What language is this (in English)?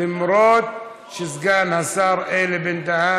Hebrew